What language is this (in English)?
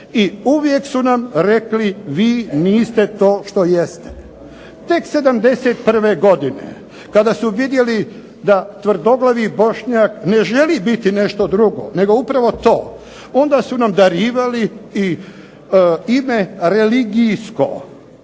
Croatian